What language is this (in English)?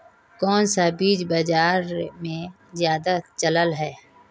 Magahi